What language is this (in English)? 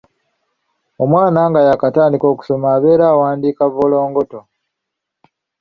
Ganda